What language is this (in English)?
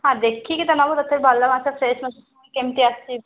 Odia